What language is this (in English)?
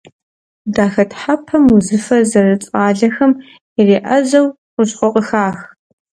Kabardian